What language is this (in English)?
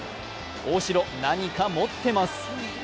Japanese